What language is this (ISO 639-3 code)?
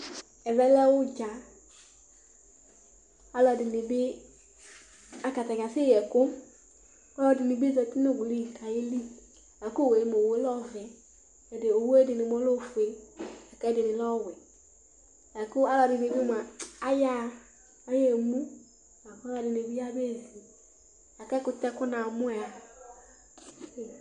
kpo